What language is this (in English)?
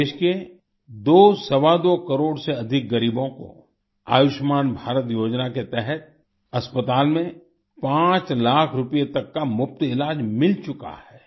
Hindi